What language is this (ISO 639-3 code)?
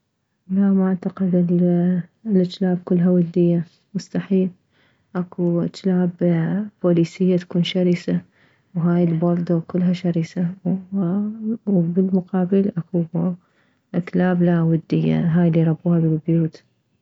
acm